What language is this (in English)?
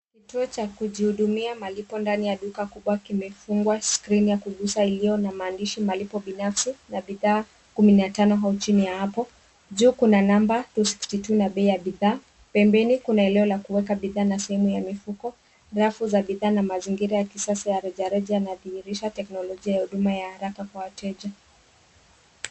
Swahili